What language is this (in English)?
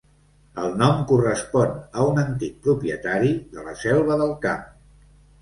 Catalan